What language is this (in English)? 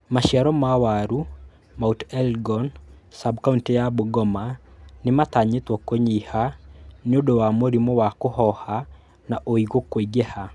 Kikuyu